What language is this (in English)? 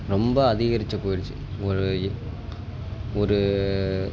Tamil